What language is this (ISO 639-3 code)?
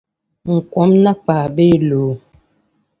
dag